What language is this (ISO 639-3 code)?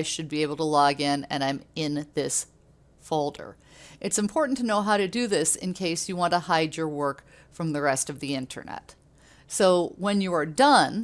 eng